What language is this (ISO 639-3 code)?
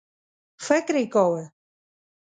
pus